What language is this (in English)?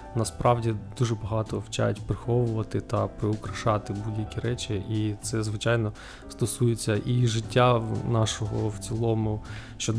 Ukrainian